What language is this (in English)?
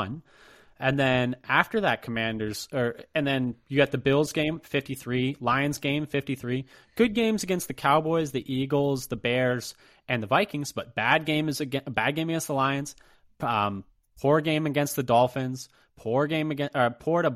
English